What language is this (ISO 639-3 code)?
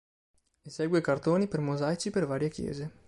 ita